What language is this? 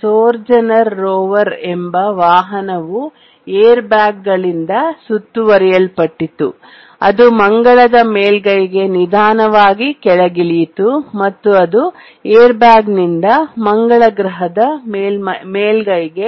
Kannada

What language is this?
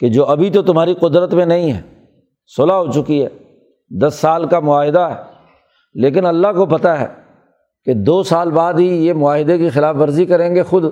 Urdu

